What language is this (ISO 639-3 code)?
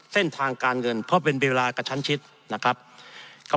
tha